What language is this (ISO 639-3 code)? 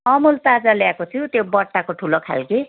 nep